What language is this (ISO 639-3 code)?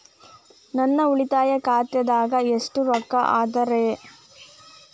kan